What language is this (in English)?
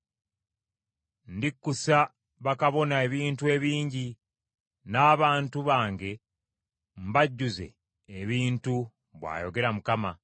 Ganda